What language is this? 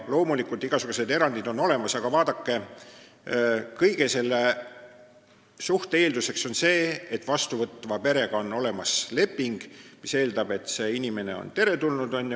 Estonian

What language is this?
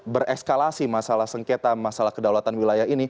Indonesian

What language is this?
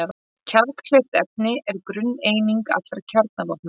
Icelandic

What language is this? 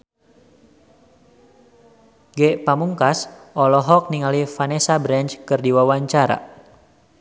Sundanese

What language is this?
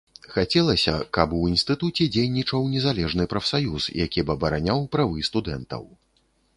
Belarusian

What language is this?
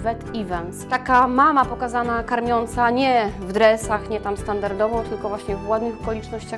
Polish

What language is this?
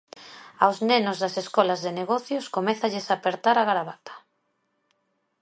Galician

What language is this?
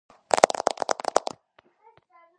Georgian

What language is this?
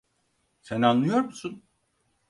Turkish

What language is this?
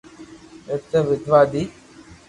Loarki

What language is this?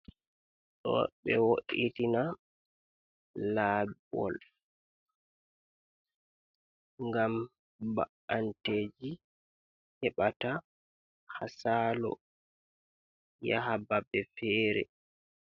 Fula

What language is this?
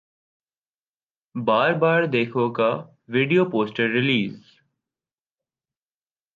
Urdu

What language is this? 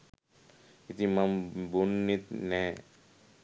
Sinhala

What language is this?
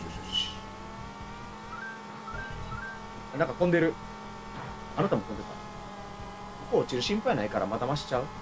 Japanese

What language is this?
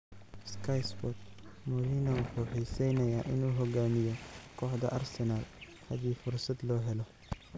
Somali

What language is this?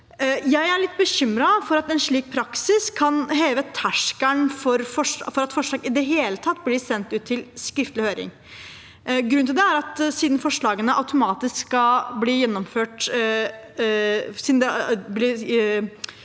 Norwegian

